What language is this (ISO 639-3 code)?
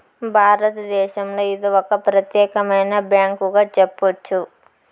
tel